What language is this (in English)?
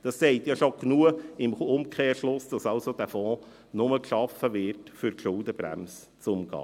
Swiss German